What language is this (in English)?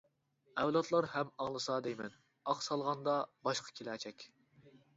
Uyghur